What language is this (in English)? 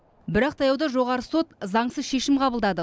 Kazakh